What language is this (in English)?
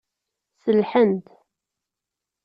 Kabyle